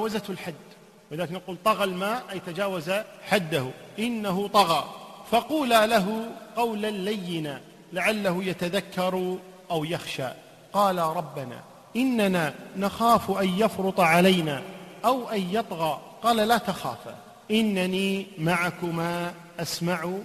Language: Arabic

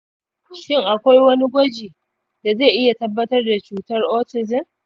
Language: Hausa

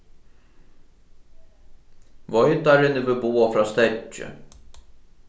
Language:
Faroese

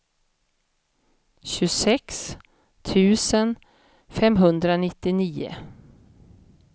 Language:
Swedish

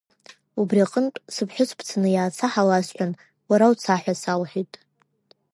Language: Abkhazian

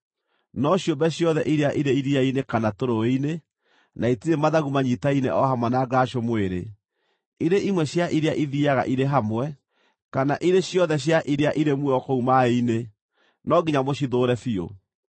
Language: Kikuyu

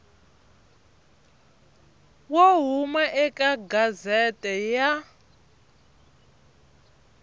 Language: Tsonga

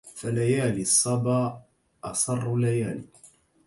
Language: Arabic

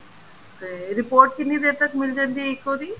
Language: Punjabi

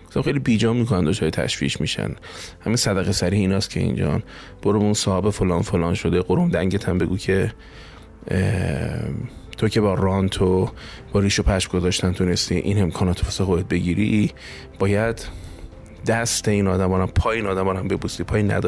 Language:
Persian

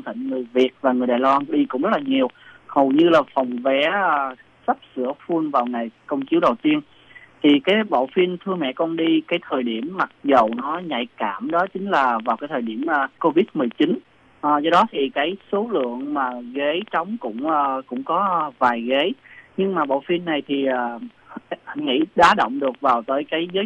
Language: Vietnamese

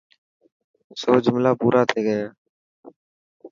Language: Dhatki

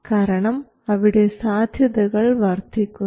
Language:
Malayalam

